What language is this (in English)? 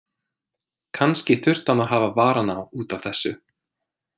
Icelandic